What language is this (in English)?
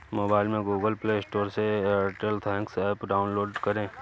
Hindi